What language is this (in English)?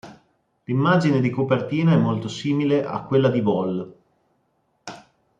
Italian